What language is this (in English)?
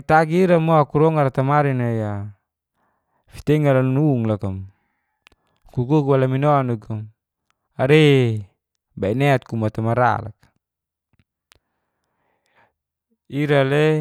Geser-Gorom